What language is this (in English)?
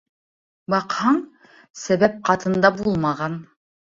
Bashkir